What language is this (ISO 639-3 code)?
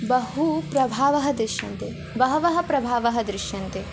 san